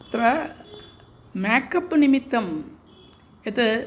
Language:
Sanskrit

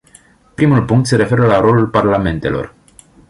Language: Romanian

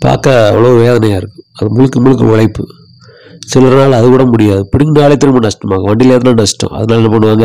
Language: Tamil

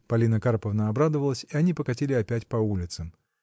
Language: Russian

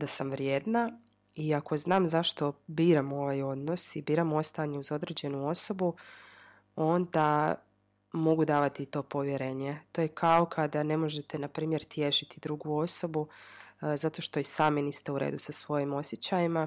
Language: Croatian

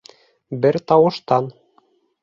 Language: Bashkir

